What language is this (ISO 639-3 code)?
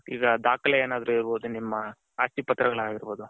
kan